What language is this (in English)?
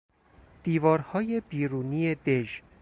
Persian